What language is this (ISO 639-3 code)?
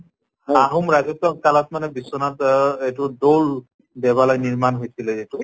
asm